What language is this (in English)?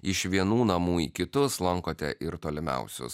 Lithuanian